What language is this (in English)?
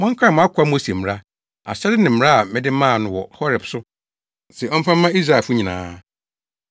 Akan